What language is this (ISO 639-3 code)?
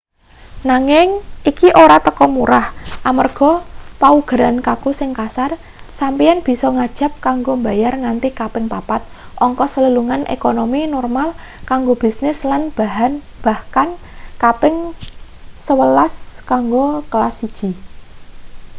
jav